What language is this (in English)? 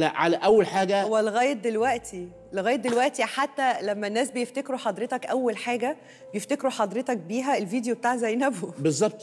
Arabic